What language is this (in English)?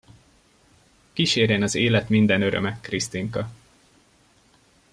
Hungarian